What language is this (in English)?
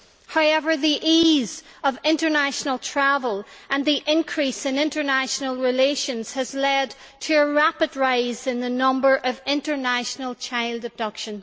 English